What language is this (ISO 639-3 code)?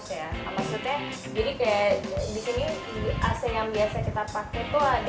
ind